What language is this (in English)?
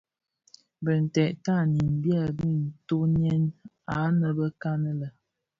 Bafia